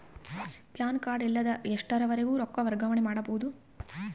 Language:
Kannada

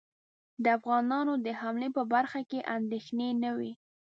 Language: Pashto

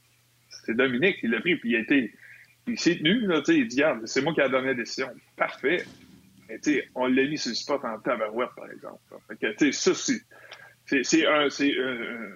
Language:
French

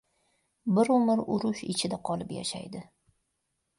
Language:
Uzbek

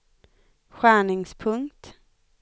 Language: Swedish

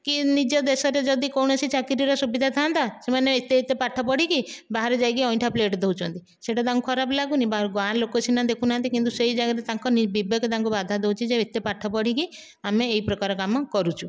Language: Odia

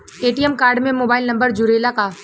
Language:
Bhojpuri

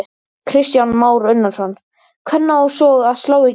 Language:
Icelandic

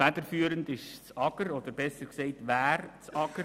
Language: Swiss German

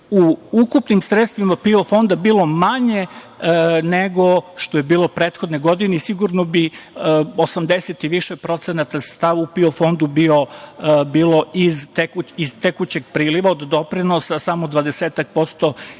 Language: Serbian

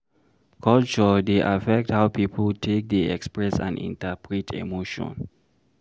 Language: Nigerian Pidgin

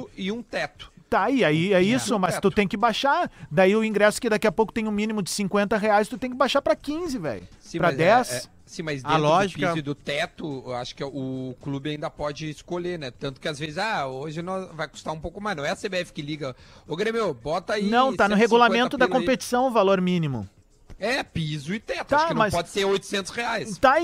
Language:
Portuguese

